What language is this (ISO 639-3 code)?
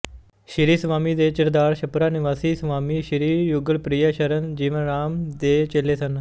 pan